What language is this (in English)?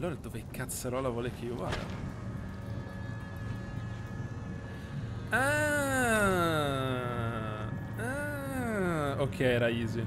Italian